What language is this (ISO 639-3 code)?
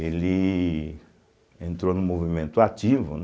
por